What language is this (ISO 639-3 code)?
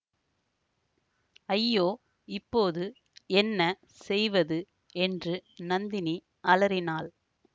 tam